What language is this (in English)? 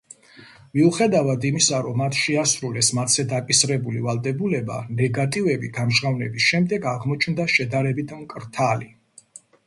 Georgian